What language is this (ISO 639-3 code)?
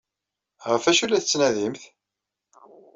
kab